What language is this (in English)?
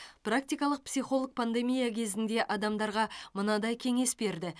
Kazakh